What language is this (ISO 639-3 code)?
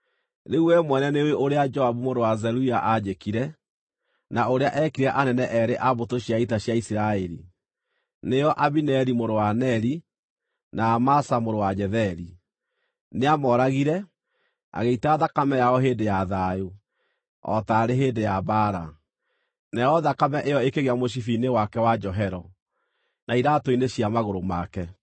kik